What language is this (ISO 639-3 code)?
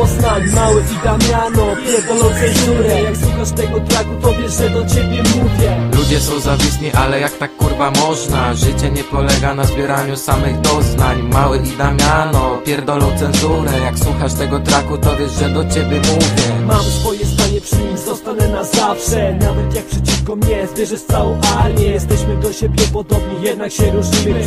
pol